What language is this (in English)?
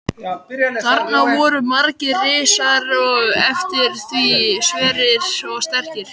Icelandic